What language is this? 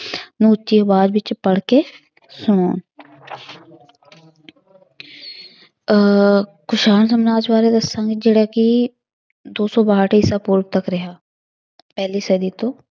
Punjabi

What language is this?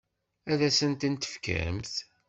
Kabyle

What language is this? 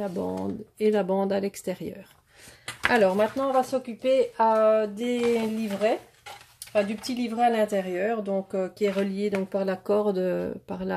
French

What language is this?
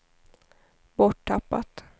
Swedish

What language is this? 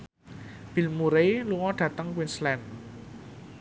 Javanese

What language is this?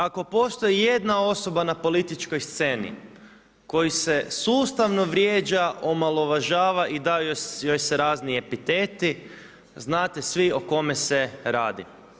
Croatian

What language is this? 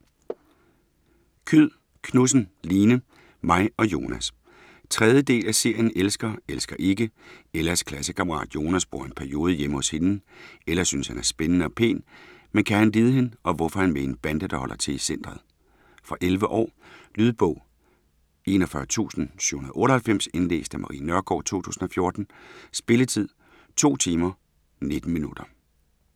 Danish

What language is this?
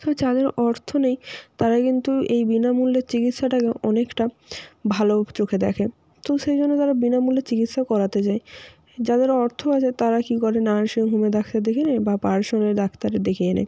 Bangla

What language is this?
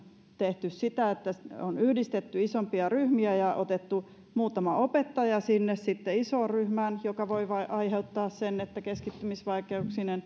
Finnish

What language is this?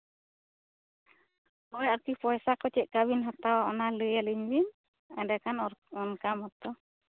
Santali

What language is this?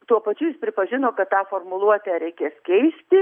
Lithuanian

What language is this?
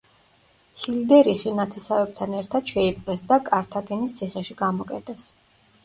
Georgian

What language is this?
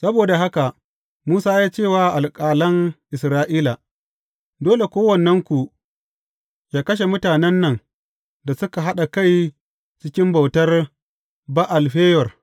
Hausa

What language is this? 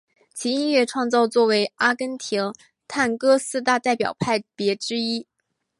Chinese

